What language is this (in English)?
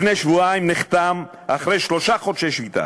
Hebrew